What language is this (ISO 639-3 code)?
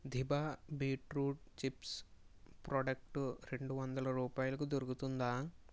tel